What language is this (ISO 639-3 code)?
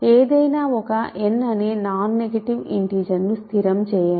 tel